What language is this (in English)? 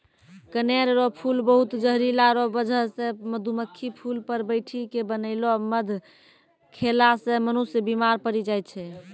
Maithili